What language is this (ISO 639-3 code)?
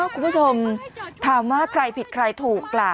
tha